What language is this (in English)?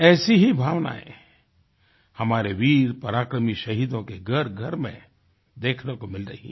Hindi